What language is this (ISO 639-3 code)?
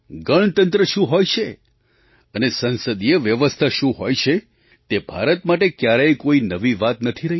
guj